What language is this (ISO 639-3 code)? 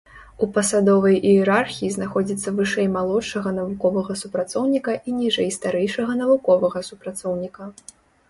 bel